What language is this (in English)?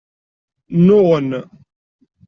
Kabyle